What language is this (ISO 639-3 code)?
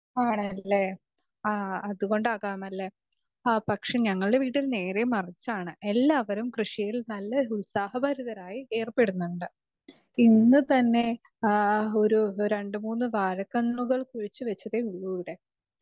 mal